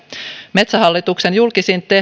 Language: Finnish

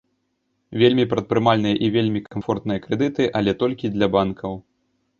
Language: Belarusian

